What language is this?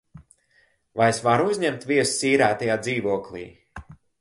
Latvian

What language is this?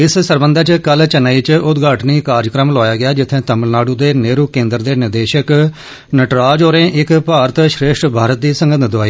Dogri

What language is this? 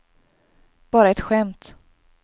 Swedish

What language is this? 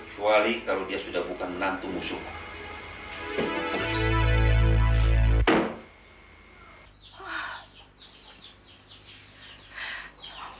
Indonesian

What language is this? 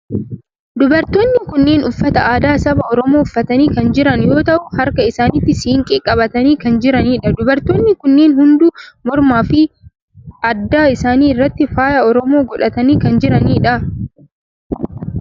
Oromo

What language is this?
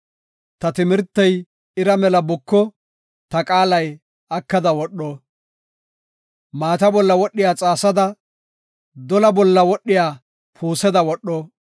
Gofa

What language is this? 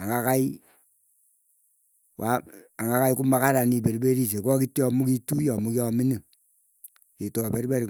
Keiyo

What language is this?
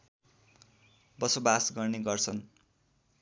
Nepali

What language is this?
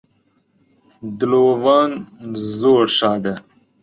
Central Kurdish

